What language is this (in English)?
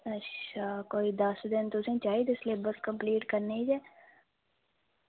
Dogri